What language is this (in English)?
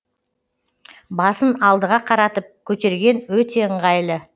Kazakh